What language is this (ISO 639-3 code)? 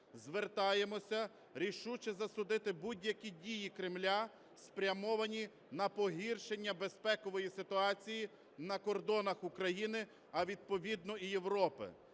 ukr